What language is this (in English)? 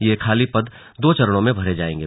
Hindi